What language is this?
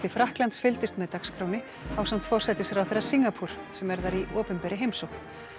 Icelandic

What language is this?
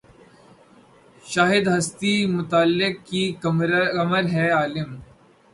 Urdu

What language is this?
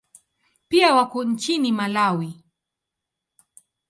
Swahili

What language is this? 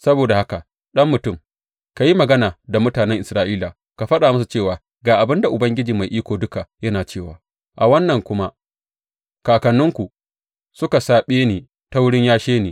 Hausa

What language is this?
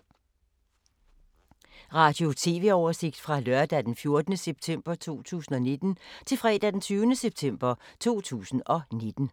Danish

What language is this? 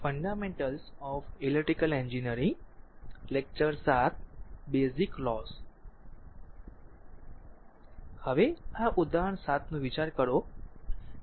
Gujarati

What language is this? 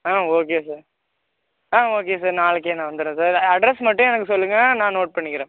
Tamil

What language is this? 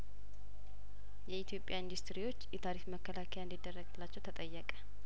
Amharic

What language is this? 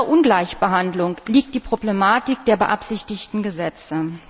German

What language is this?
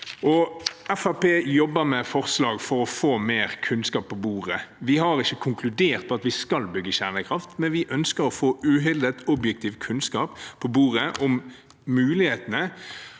Norwegian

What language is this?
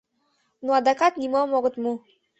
Mari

